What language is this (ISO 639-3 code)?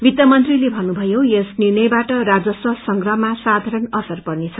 nep